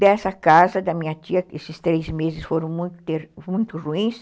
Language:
Portuguese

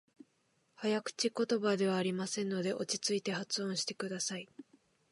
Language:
Japanese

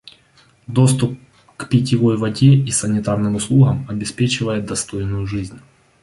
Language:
Russian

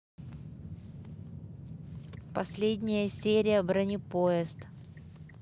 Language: Russian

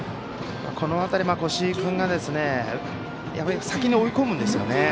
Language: Japanese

